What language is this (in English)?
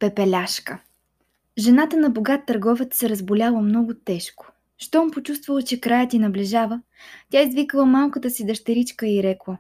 Bulgarian